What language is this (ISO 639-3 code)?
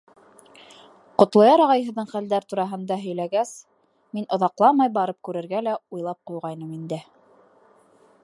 bak